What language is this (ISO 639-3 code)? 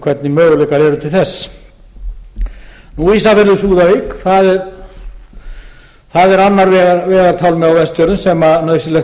isl